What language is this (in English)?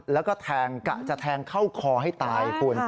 Thai